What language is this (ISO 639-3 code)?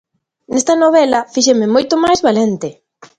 glg